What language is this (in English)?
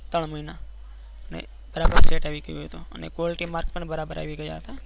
Gujarati